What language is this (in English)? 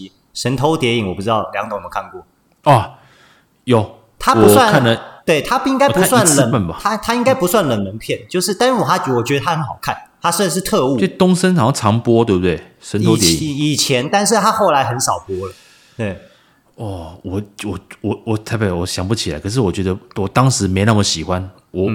Chinese